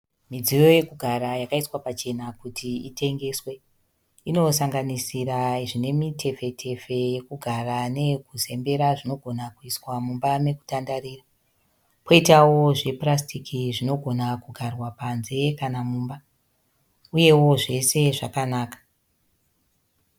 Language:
Shona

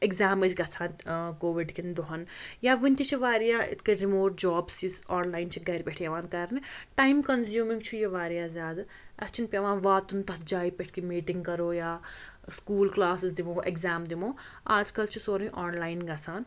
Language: Kashmiri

